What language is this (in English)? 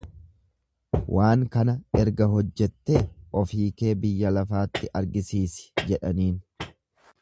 Oromo